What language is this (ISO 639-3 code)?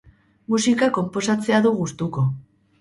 eus